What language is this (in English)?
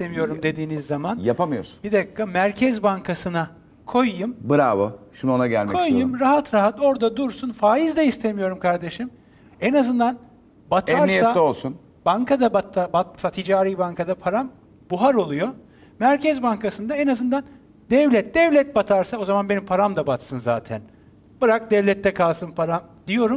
Turkish